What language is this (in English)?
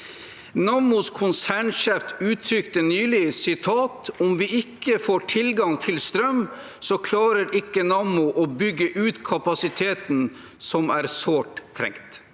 Norwegian